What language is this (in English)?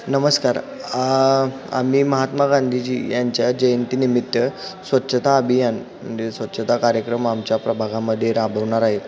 Marathi